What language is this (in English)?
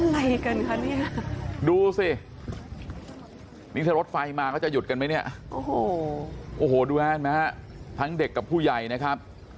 Thai